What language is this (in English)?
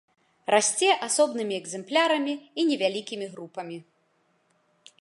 Belarusian